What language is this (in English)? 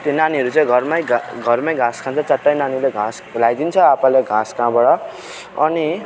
Nepali